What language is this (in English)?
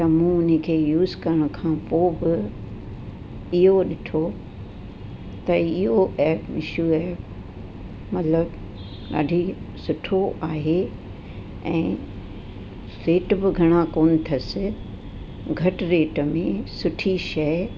Sindhi